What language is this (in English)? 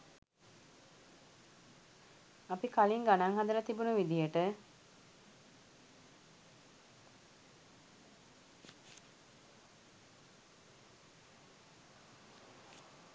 Sinhala